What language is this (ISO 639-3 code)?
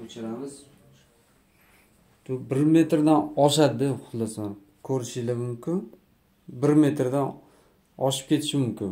tur